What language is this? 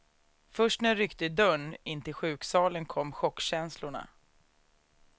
Swedish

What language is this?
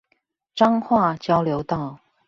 Chinese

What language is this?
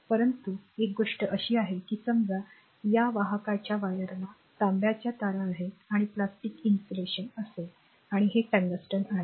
Marathi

